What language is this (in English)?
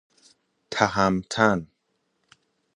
Persian